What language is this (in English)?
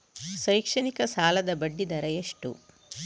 Kannada